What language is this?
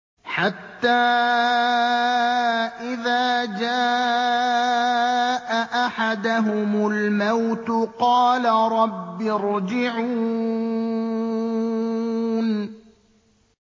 Arabic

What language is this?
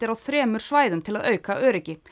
Icelandic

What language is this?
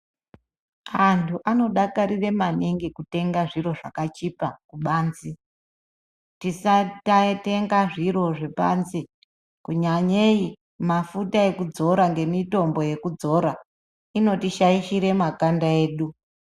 Ndau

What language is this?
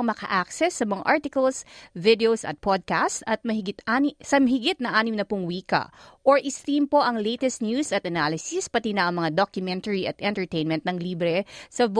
Filipino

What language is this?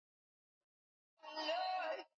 Swahili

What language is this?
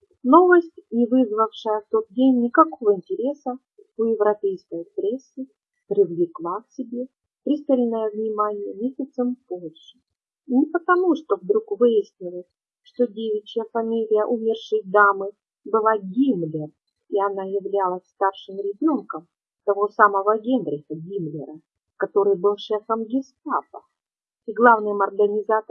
Russian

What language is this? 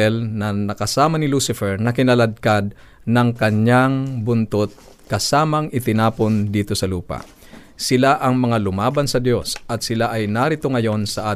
Filipino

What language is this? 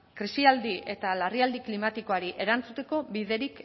Basque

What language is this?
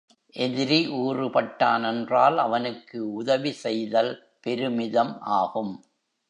Tamil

